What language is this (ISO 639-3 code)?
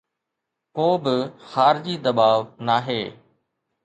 snd